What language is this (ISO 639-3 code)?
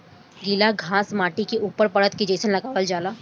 bho